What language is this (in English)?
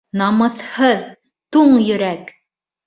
Bashkir